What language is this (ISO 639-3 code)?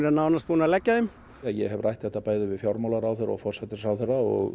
isl